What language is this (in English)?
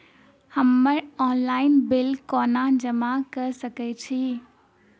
Maithili